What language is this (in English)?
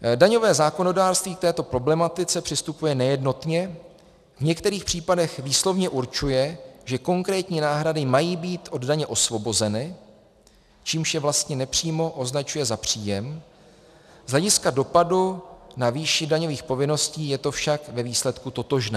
Czech